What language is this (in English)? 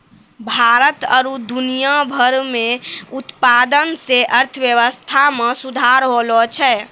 Maithili